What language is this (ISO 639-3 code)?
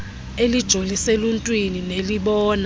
xho